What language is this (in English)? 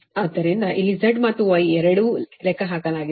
Kannada